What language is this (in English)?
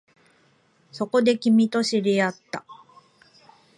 Japanese